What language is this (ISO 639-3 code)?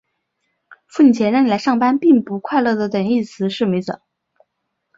zho